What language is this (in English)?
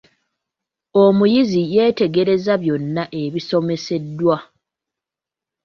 Ganda